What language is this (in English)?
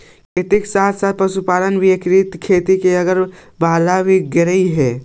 Magahi